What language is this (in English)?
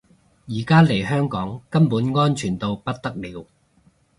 Cantonese